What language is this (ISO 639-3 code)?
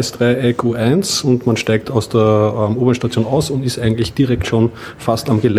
deu